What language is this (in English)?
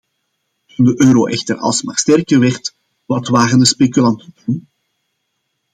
Dutch